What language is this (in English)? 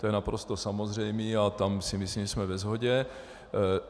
Czech